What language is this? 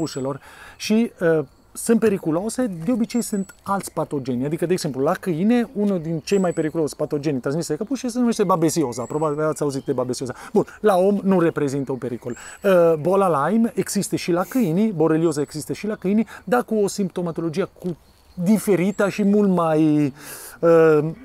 Romanian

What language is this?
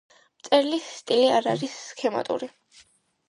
Georgian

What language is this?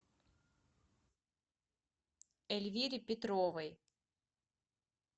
Russian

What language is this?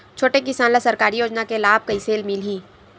Chhattisgarhi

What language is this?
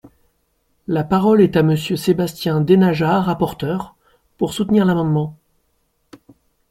French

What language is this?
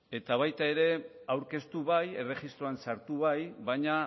Basque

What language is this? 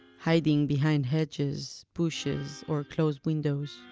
English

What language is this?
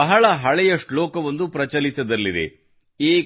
Kannada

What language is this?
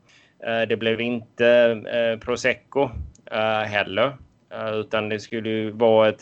Swedish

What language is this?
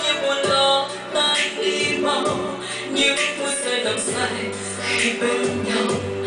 Romanian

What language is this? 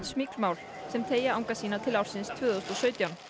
Icelandic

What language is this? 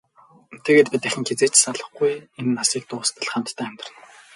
Mongolian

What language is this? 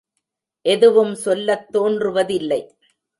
Tamil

